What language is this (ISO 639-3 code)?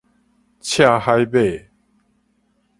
nan